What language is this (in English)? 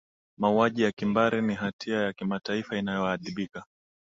Swahili